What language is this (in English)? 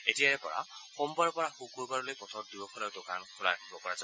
Assamese